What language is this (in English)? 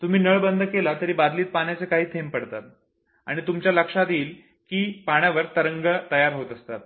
Marathi